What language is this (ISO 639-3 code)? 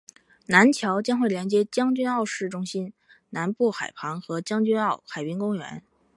zho